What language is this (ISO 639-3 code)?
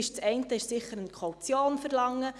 gsw